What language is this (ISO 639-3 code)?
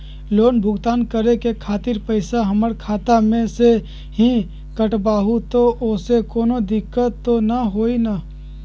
mag